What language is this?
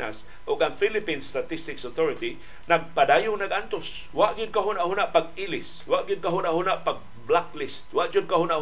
Filipino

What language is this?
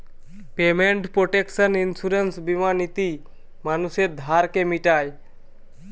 Bangla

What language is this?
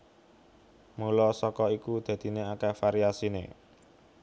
Javanese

